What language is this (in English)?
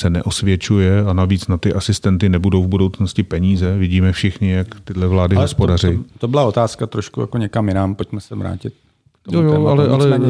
Czech